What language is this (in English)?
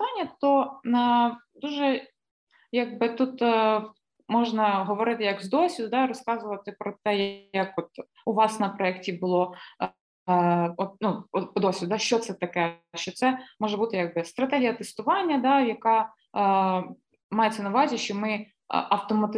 Ukrainian